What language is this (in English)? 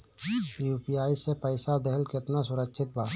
Bhojpuri